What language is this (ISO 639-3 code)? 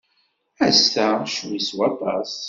kab